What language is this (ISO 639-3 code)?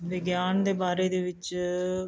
pan